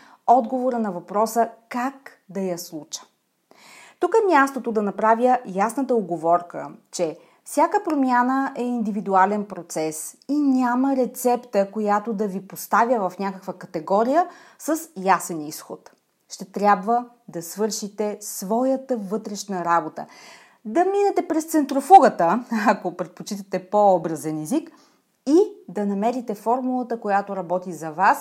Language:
Bulgarian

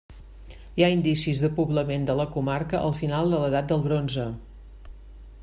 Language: Catalan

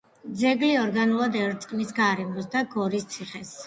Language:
Georgian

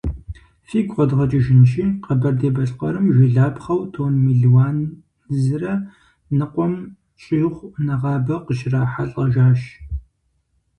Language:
Kabardian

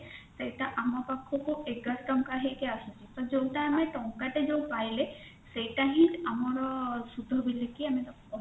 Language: Odia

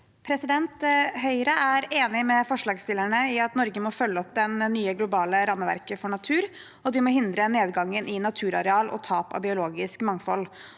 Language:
Norwegian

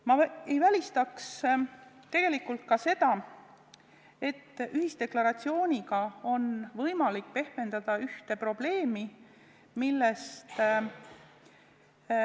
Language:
Estonian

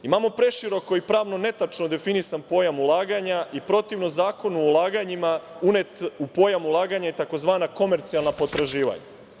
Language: Serbian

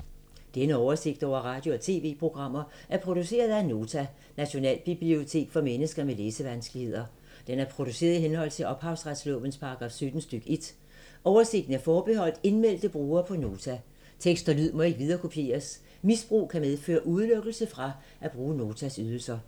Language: Danish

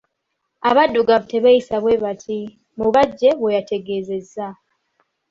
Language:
Ganda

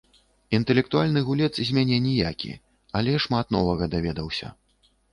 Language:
Belarusian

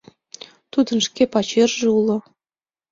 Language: Mari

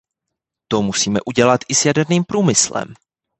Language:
Czech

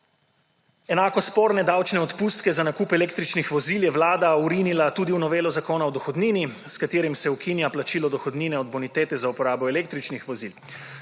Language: Slovenian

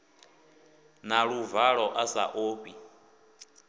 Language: Venda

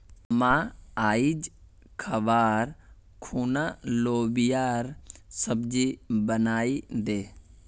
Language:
Magahi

